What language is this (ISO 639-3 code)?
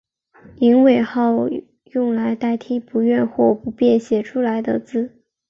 zho